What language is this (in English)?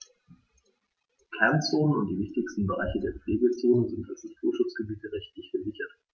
German